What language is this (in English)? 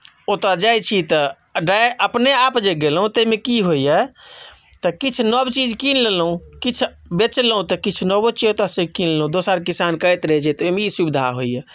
Maithili